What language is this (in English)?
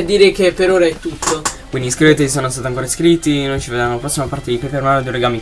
Italian